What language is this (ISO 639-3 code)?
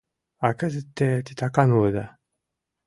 chm